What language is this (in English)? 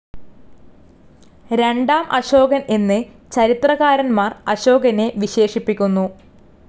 Malayalam